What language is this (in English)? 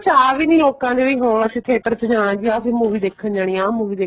Punjabi